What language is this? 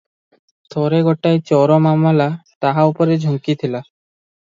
Odia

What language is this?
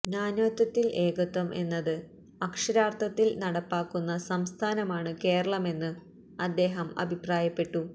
Malayalam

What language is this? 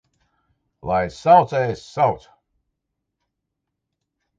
Latvian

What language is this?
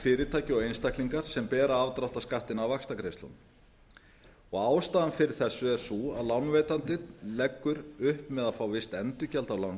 Icelandic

